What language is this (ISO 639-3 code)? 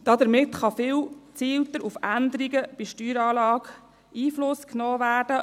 gsw